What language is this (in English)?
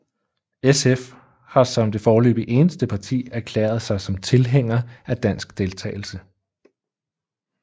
Danish